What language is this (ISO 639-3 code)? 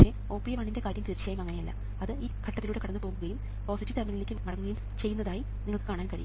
mal